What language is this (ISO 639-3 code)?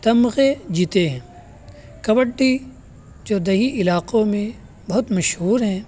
urd